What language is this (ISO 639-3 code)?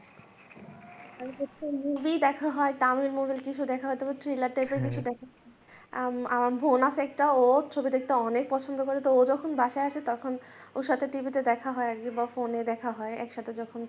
ben